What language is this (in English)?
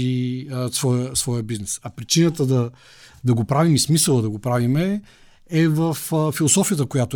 Bulgarian